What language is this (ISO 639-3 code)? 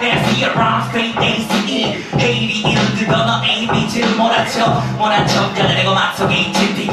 kor